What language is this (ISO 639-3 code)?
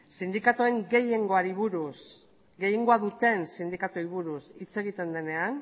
eus